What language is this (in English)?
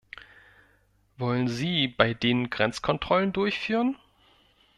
German